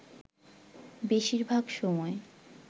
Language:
Bangla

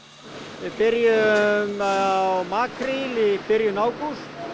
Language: Icelandic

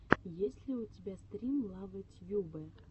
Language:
Russian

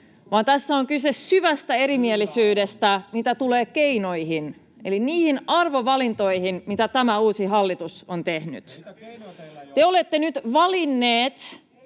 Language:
Finnish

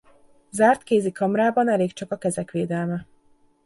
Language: Hungarian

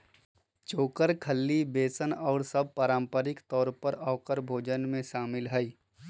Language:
Magahi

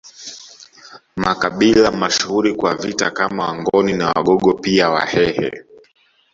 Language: Swahili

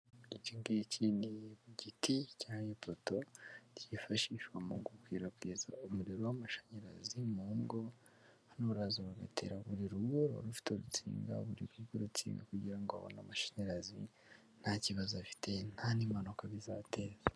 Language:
Kinyarwanda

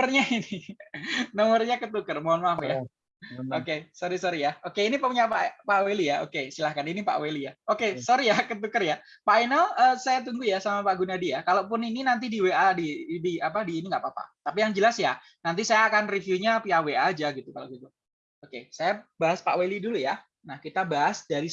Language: Indonesian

